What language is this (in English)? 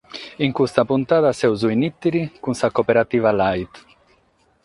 Sardinian